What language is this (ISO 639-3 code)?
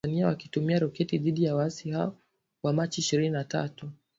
swa